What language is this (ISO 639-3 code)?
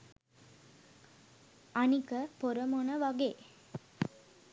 sin